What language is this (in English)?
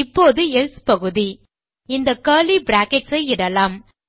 Tamil